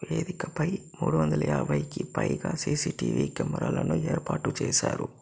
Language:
Telugu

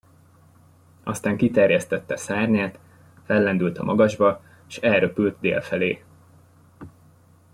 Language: Hungarian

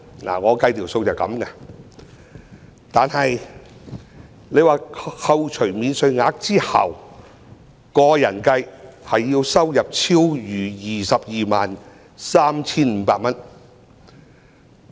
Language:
Cantonese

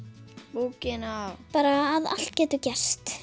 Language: Icelandic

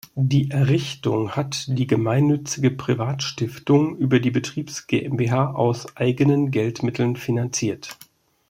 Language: German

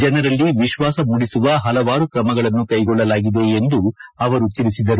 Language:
Kannada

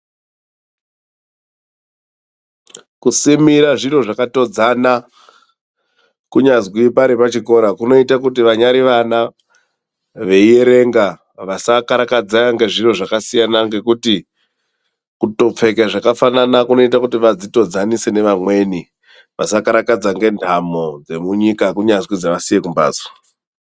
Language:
Ndau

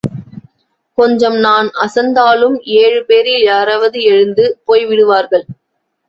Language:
Tamil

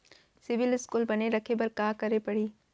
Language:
Chhattisgarhi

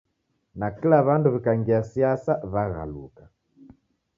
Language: Taita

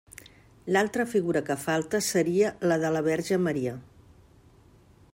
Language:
Catalan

